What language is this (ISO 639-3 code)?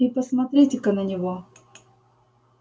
rus